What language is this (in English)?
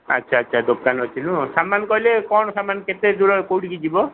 Odia